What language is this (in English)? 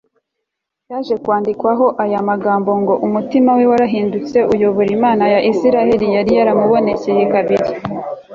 Kinyarwanda